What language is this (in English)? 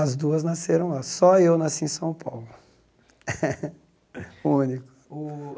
Portuguese